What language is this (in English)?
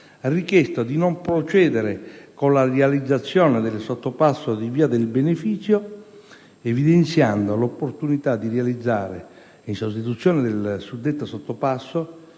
Italian